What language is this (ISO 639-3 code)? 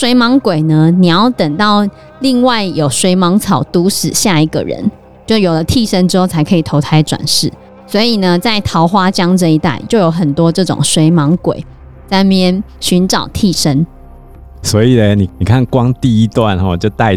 zho